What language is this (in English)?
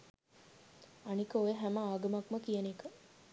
Sinhala